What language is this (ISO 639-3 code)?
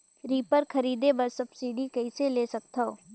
hne